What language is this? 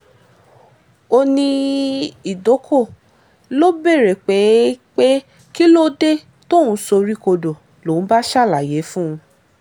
Yoruba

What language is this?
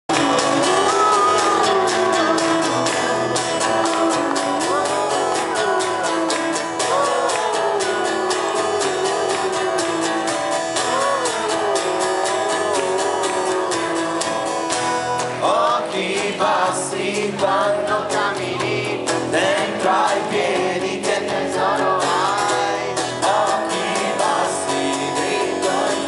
Greek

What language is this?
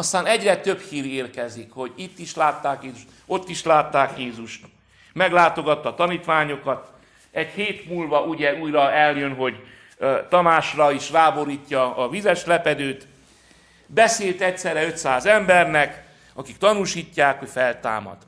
Hungarian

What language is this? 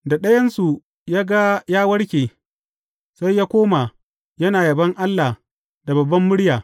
Hausa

